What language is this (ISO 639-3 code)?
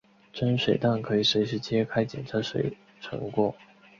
zho